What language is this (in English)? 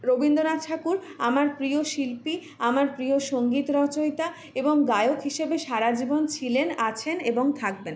Bangla